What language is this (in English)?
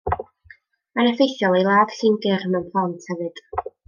Welsh